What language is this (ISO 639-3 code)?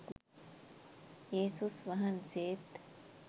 sin